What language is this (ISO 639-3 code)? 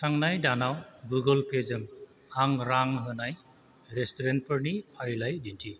brx